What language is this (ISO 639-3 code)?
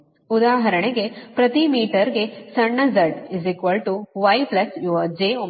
kan